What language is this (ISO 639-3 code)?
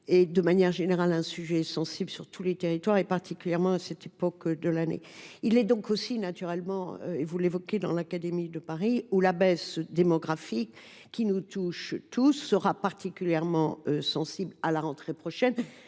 fra